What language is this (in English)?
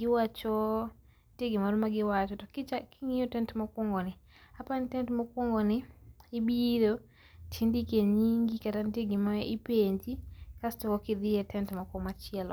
Luo (Kenya and Tanzania)